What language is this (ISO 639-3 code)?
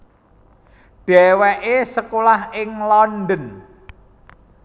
jav